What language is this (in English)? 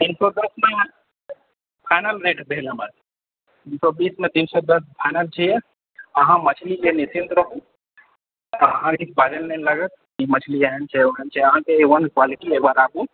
Maithili